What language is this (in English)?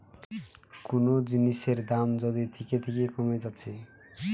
Bangla